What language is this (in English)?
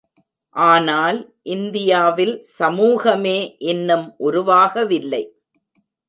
Tamil